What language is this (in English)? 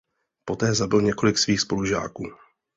Czech